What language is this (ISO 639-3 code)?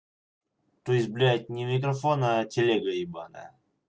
rus